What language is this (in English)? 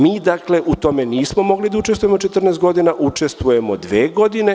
Serbian